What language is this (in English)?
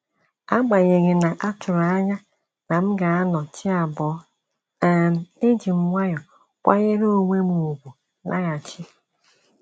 Igbo